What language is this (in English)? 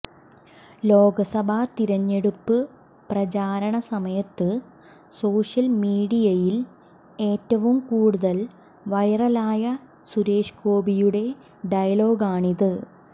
Malayalam